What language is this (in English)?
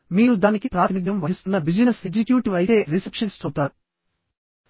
Telugu